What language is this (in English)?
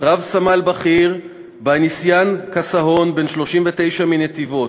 Hebrew